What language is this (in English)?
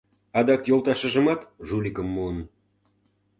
Mari